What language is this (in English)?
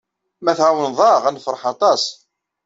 Kabyle